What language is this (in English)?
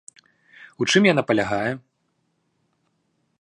Belarusian